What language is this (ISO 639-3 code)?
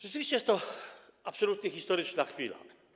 pol